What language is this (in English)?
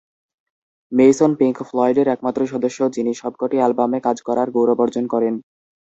Bangla